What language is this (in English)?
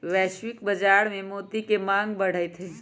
Magahi